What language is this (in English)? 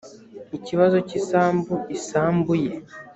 Kinyarwanda